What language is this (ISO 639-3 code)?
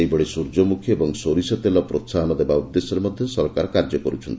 ori